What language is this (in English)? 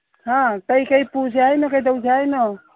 Manipuri